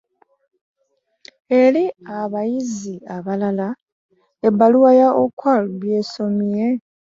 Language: Ganda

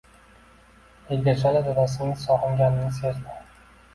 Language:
Uzbek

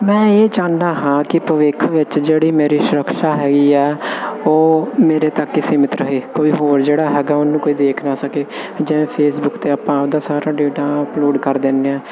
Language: Punjabi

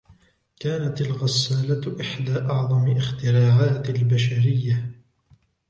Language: Arabic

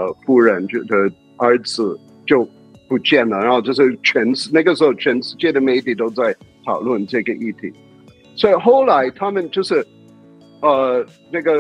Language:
Chinese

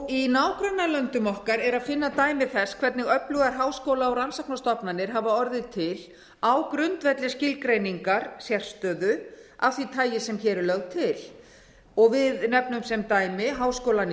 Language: Icelandic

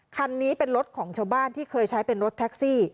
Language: Thai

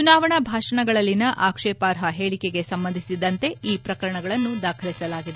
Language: Kannada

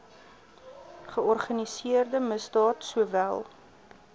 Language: Afrikaans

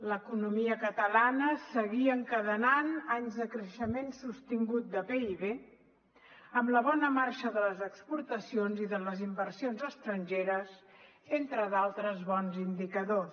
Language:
Catalan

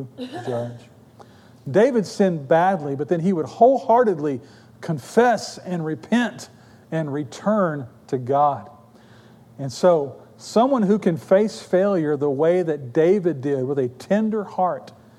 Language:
English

